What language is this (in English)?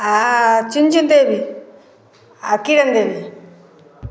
Hindi